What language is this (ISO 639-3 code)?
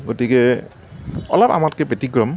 asm